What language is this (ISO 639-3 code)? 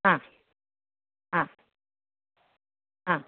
san